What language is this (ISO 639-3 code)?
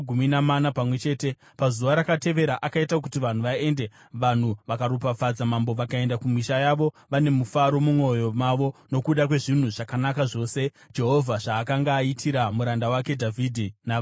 sna